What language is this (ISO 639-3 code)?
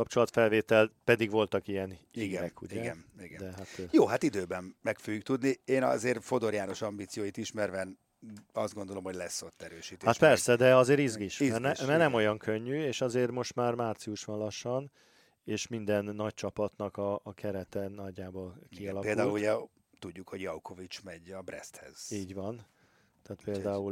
hun